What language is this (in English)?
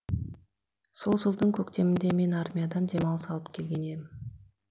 Kazakh